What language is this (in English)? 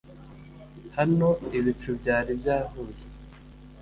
Kinyarwanda